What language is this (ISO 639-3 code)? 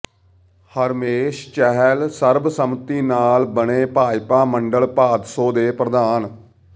pan